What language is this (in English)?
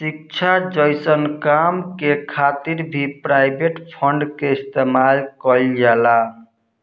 Bhojpuri